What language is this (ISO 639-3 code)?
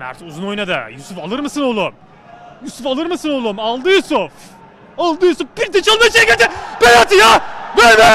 tur